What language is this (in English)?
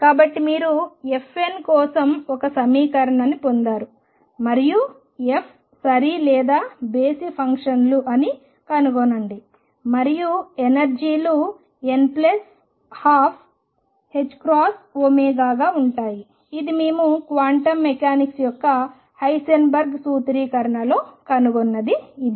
Telugu